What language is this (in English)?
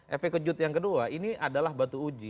Indonesian